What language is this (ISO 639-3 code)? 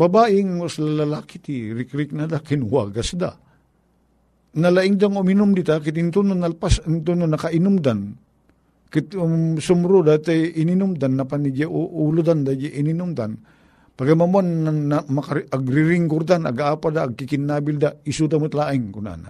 fil